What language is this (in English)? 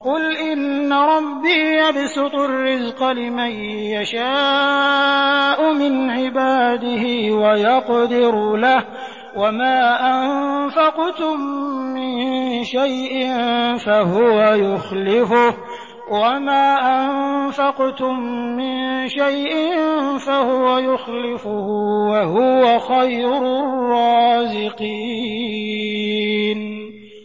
Arabic